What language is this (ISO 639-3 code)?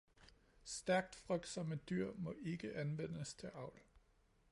dan